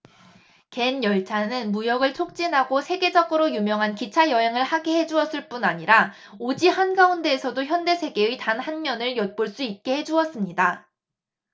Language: Korean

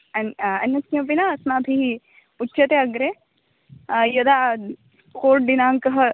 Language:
Sanskrit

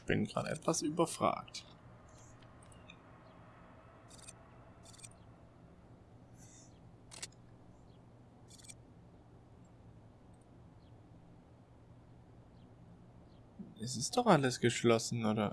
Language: German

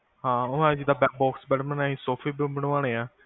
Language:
Punjabi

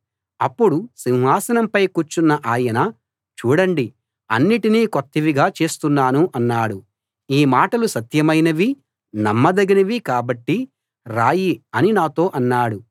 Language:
Telugu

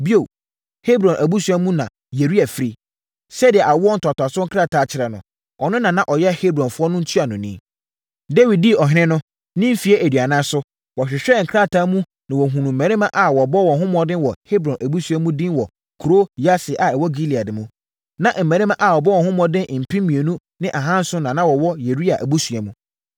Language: Akan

